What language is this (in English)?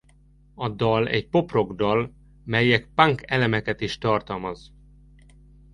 Hungarian